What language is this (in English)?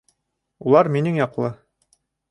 Bashkir